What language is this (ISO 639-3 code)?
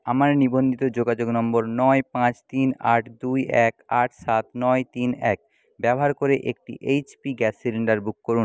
ben